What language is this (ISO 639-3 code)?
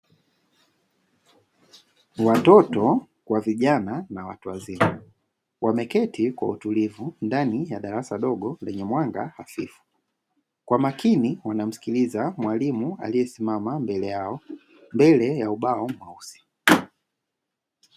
swa